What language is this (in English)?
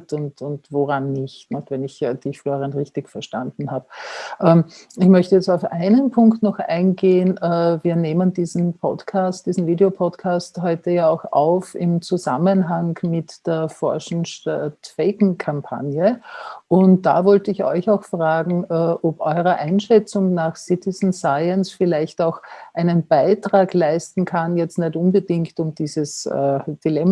German